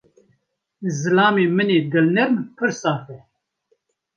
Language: Kurdish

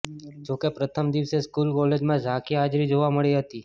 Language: Gujarati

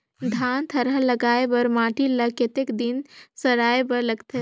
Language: Chhattisgarhi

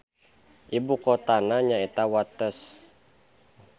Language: Sundanese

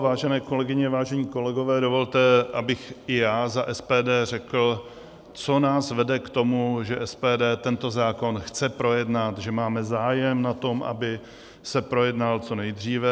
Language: Czech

